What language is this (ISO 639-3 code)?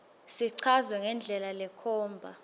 ssw